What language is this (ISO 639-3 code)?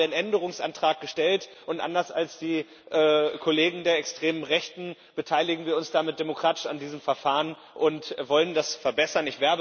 deu